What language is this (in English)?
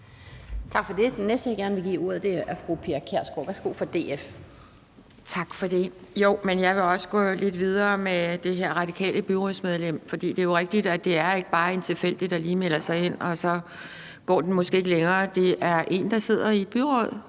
Danish